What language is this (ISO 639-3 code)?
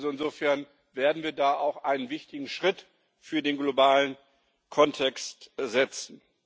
deu